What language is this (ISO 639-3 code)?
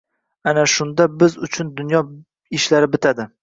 uzb